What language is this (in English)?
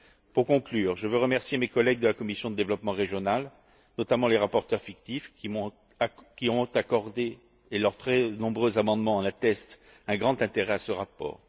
French